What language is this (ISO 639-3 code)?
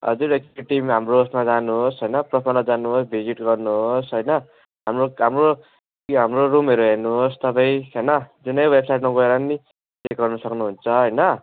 nep